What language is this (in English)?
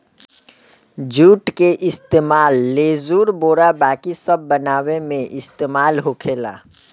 Bhojpuri